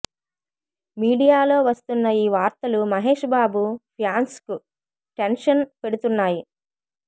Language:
Telugu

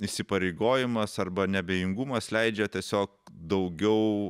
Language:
Lithuanian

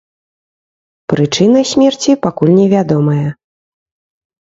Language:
Belarusian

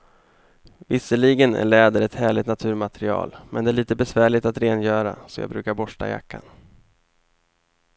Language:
Swedish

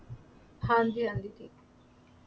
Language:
Punjabi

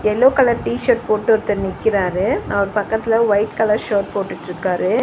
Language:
Tamil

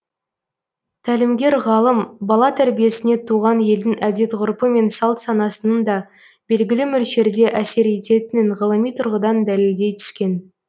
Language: Kazakh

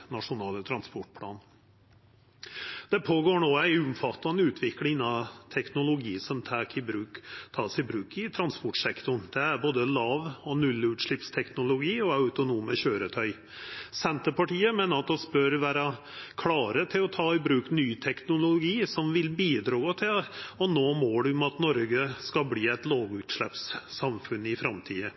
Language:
Norwegian Nynorsk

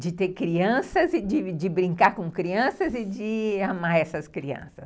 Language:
Portuguese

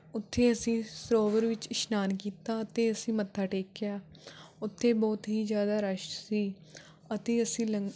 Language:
Punjabi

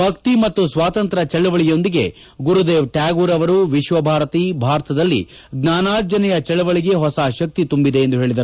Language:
Kannada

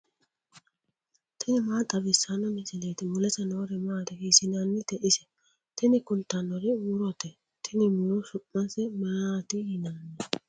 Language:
Sidamo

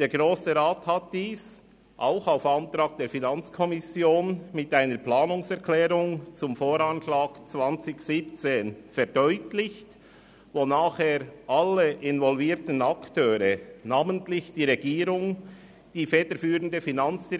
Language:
Swiss German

